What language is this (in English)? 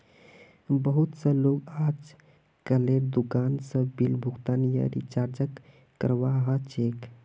Magahi